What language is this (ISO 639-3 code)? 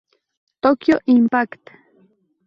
spa